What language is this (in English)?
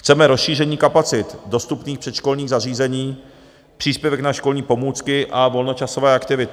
Czech